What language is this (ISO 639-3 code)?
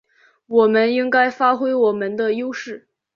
zho